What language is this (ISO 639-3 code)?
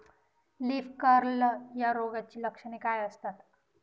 mar